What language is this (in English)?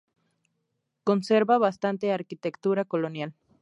Spanish